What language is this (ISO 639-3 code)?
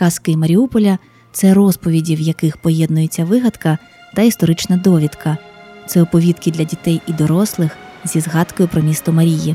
ukr